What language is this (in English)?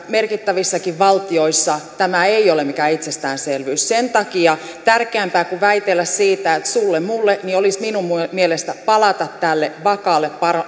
Finnish